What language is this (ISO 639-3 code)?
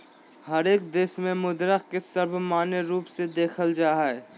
mag